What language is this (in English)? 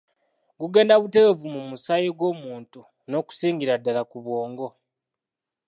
Ganda